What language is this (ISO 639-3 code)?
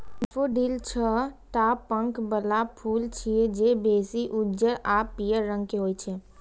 mai